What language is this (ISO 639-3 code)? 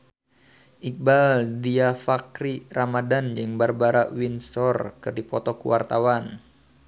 sun